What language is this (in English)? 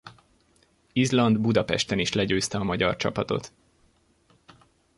Hungarian